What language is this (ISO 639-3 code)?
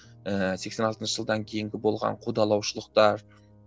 kaz